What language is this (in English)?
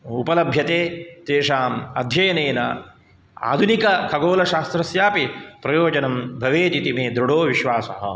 Sanskrit